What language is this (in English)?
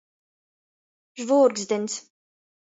Latgalian